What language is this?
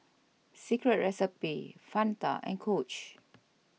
English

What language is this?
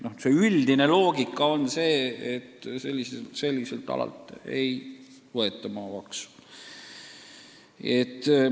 Estonian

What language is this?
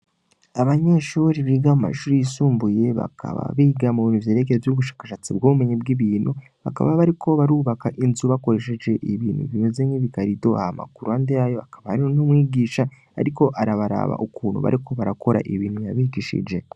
Rundi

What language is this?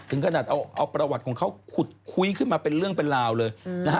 Thai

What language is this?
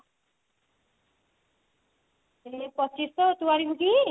Odia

